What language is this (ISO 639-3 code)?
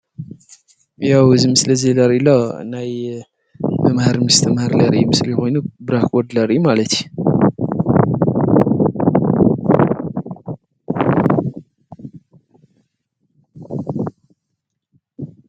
tir